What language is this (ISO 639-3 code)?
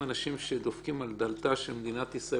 heb